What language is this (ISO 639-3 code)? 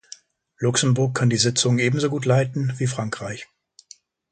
deu